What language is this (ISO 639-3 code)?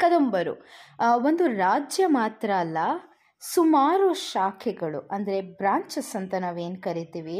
kan